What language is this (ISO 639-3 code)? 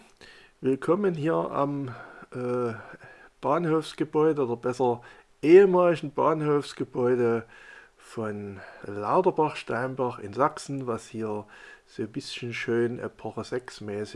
deu